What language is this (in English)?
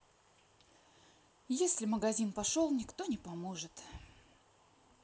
Russian